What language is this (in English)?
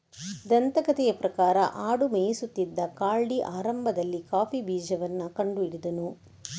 Kannada